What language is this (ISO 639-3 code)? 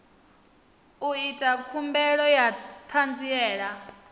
ven